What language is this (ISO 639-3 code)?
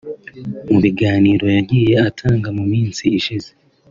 kin